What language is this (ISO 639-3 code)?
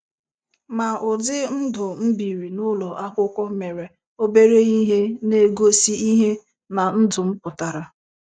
ibo